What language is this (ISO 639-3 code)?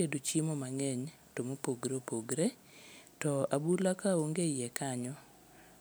luo